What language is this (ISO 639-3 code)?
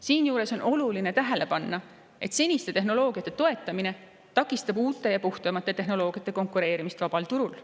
est